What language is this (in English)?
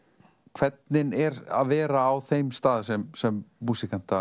Icelandic